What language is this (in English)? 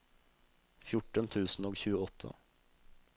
Norwegian